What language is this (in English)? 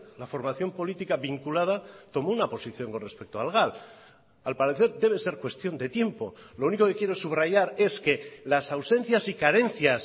Spanish